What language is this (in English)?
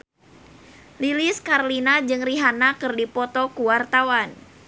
Sundanese